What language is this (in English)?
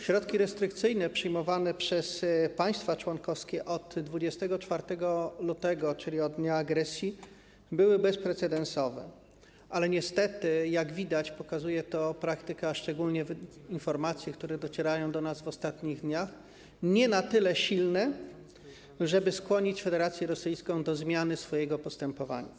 Polish